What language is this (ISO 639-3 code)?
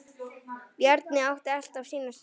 isl